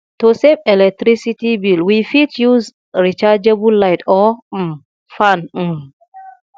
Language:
Nigerian Pidgin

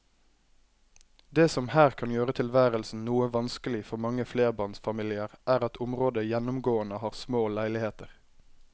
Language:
Norwegian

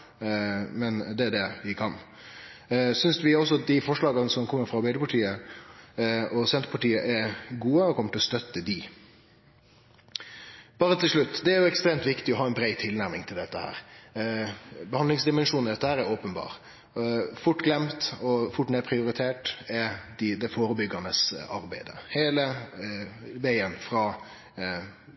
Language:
Norwegian Nynorsk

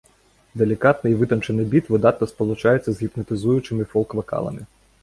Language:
Belarusian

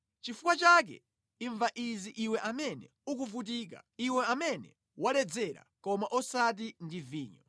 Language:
Nyanja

